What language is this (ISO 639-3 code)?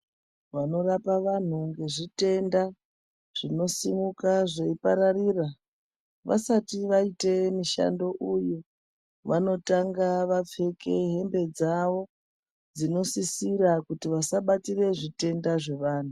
ndc